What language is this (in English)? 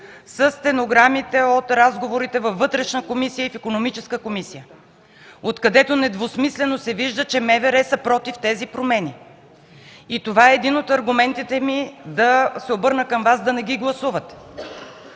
Bulgarian